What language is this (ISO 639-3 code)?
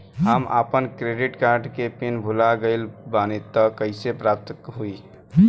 bho